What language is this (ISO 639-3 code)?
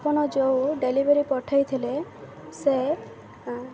ori